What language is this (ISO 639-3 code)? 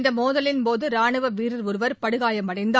tam